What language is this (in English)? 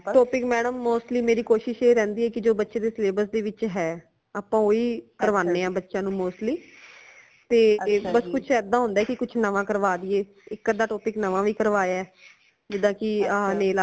Punjabi